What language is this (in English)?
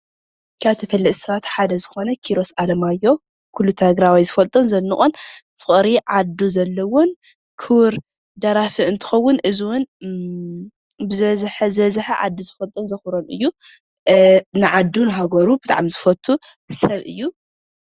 Tigrinya